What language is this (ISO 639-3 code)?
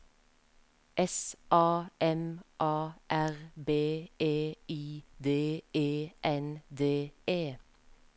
nor